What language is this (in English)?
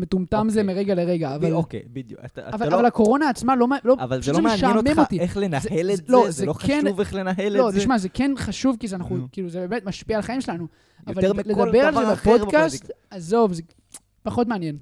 Hebrew